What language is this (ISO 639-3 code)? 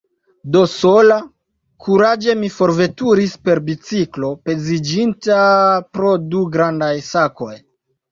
epo